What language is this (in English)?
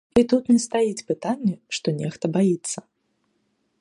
Belarusian